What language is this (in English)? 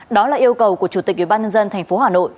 Vietnamese